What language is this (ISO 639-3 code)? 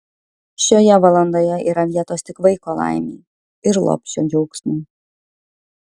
lit